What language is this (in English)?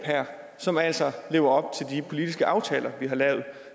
Danish